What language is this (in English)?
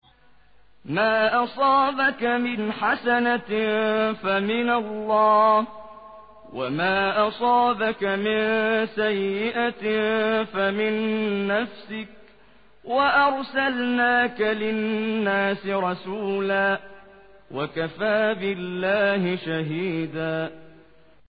Arabic